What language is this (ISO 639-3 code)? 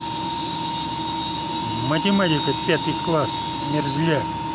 rus